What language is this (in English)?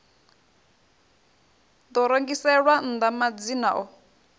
Venda